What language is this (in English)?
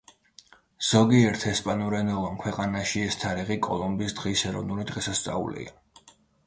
Georgian